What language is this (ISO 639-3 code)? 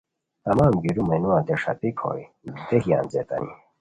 khw